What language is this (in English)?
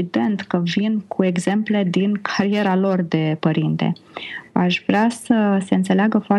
Romanian